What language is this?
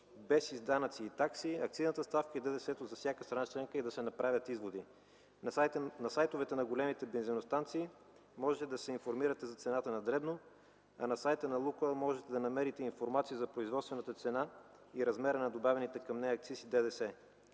Bulgarian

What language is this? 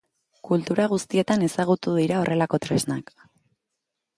Basque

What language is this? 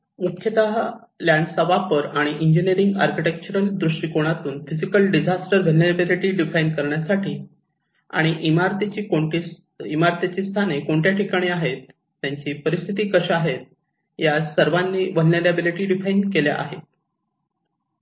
Marathi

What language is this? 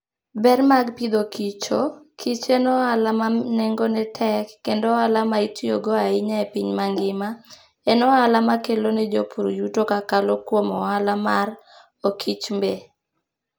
Luo (Kenya and Tanzania)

